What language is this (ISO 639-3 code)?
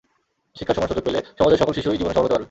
ben